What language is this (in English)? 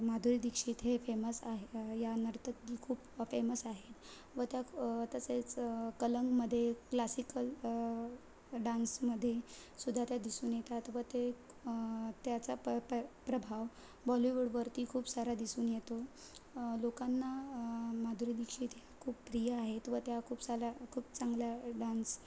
Marathi